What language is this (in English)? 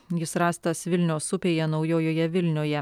Lithuanian